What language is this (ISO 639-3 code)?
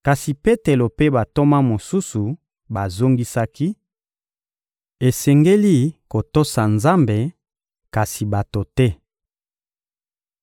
lin